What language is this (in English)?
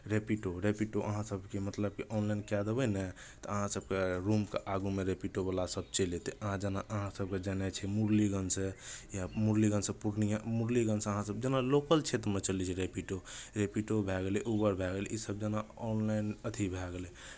Maithili